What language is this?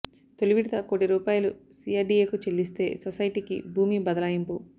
Telugu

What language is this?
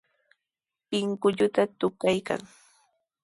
Sihuas Ancash Quechua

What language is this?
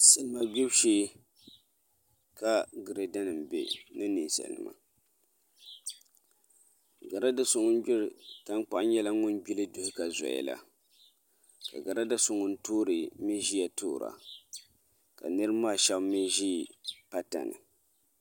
Dagbani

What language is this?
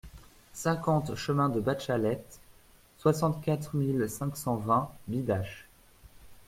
French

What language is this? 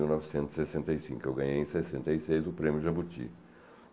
Portuguese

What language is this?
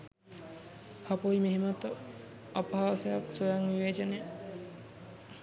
Sinhala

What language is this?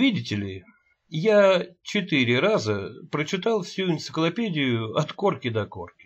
Russian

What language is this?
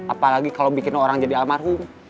Indonesian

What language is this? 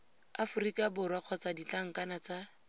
Tswana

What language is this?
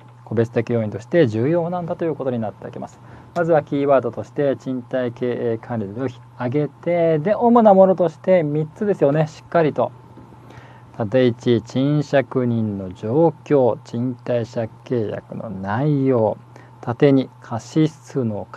Japanese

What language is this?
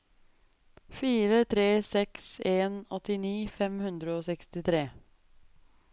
Norwegian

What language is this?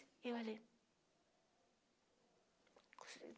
Portuguese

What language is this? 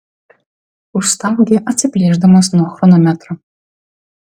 Lithuanian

